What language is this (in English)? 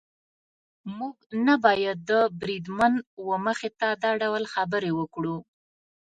Pashto